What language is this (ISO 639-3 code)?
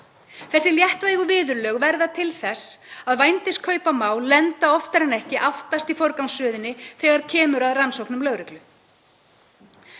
isl